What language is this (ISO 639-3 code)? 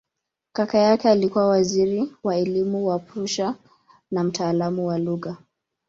swa